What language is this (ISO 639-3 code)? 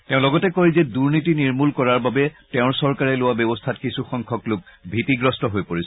asm